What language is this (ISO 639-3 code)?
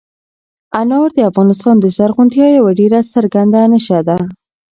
pus